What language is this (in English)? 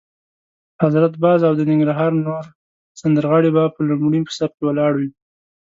Pashto